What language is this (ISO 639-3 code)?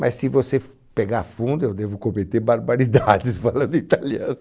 por